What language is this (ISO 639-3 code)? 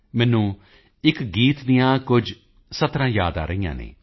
pan